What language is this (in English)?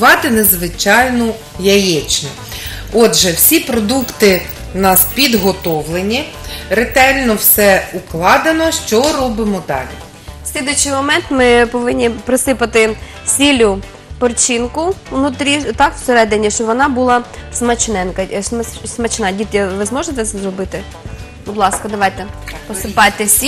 Russian